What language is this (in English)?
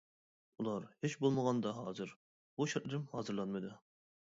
Uyghur